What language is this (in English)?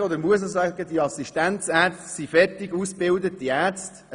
Swiss German